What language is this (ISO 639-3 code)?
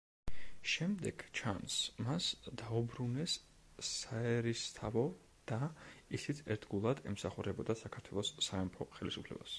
kat